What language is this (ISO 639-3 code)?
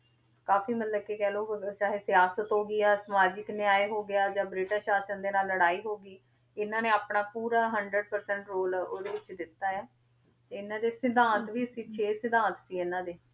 pan